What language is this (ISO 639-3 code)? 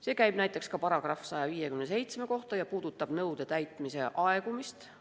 est